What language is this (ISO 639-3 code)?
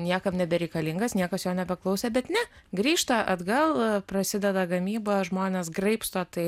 lit